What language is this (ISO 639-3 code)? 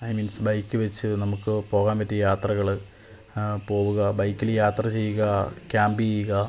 mal